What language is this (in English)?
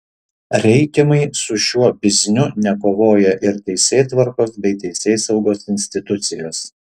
Lithuanian